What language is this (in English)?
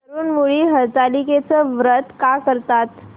Marathi